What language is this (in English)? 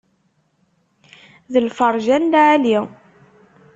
Kabyle